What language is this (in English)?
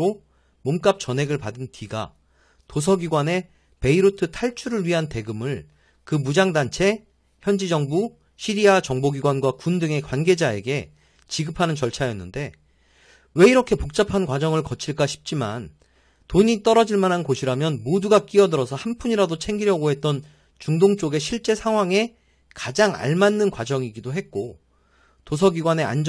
Korean